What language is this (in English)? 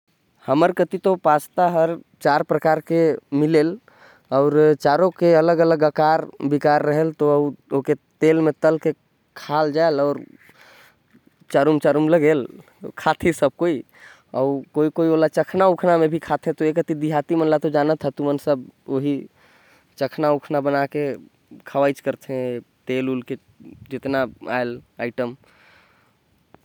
Korwa